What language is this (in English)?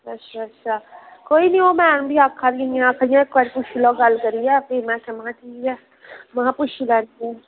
Dogri